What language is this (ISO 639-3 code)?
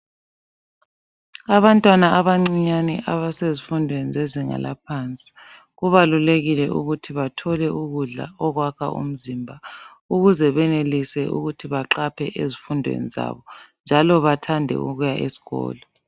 nde